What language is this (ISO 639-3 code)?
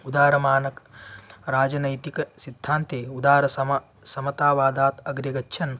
san